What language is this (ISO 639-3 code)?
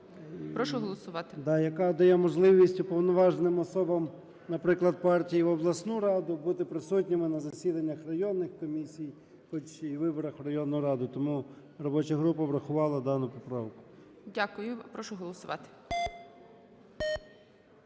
ukr